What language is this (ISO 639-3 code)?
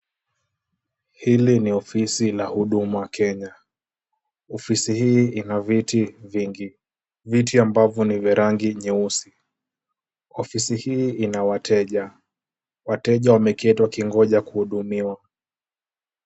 swa